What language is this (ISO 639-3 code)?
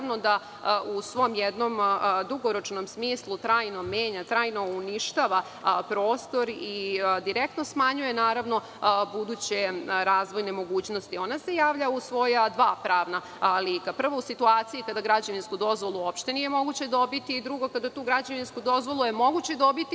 srp